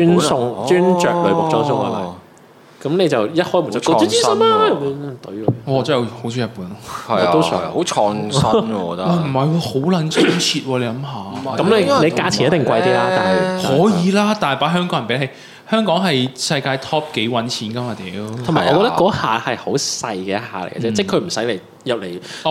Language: Chinese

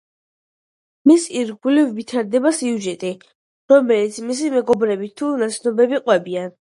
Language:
Georgian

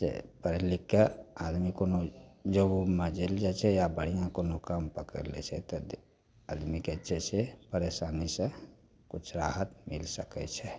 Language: Maithili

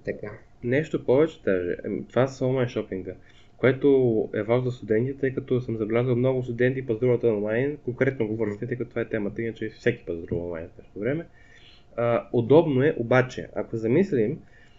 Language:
Bulgarian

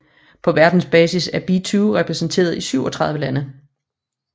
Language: Danish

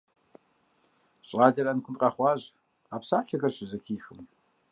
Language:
Kabardian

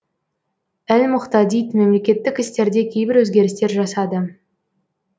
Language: Kazakh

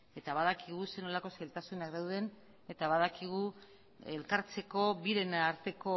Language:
Basque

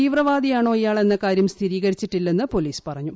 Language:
Malayalam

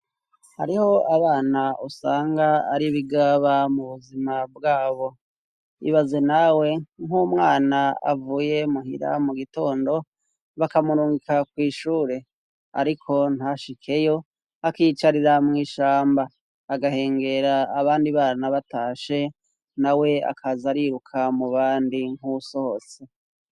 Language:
Rundi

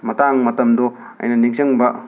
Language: Manipuri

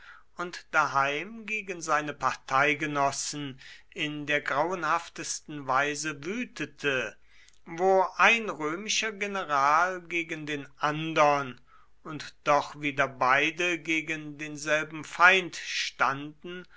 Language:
German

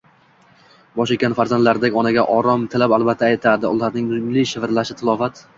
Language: Uzbek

